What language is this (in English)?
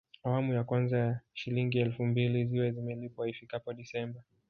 Swahili